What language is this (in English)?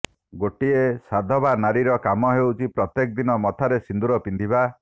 Odia